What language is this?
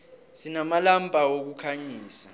South Ndebele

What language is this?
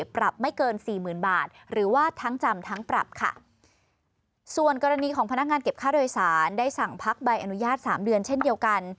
Thai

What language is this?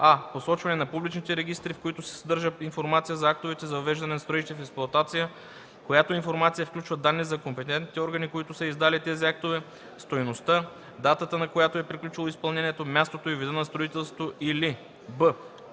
Bulgarian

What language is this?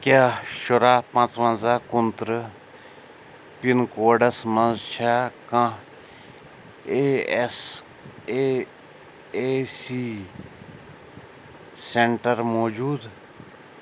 Kashmiri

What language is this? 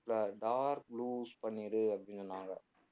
Tamil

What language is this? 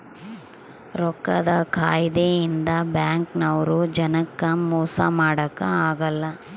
Kannada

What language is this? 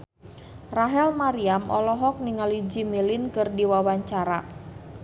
Sundanese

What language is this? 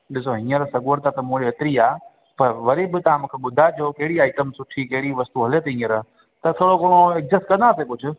Sindhi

